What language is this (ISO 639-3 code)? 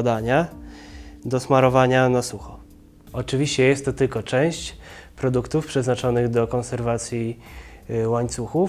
pol